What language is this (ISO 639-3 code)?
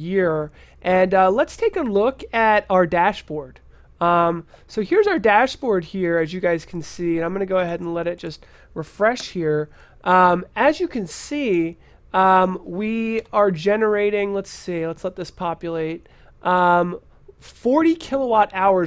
eng